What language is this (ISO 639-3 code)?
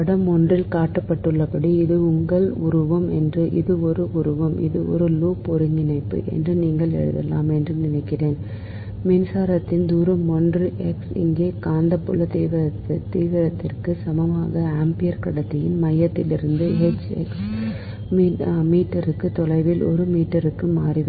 tam